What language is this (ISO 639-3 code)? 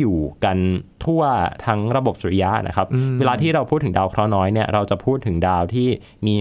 tha